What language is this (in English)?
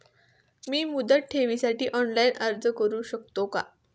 Marathi